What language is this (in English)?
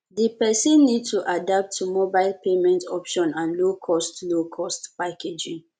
Nigerian Pidgin